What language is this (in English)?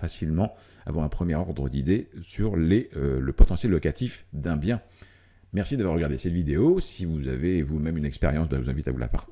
French